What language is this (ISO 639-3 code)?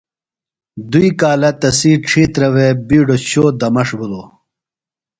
phl